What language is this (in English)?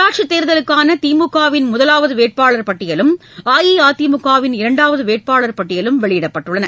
Tamil